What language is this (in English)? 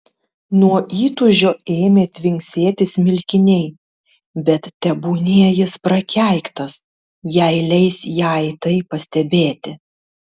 Lithuanian